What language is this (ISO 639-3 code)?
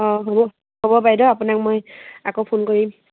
asm